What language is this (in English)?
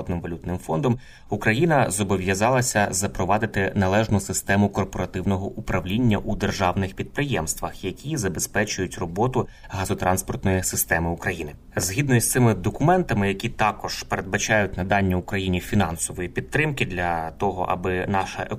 Ukrainian